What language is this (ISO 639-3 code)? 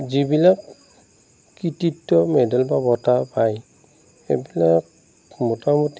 asm